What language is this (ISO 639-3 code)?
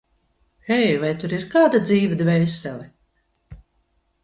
lav